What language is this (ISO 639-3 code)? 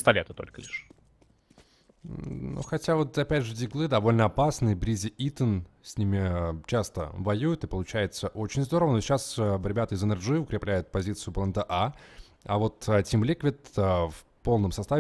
rus